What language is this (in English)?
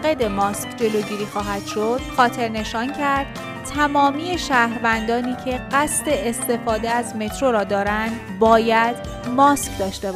Persian